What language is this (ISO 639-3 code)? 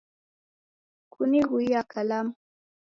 dav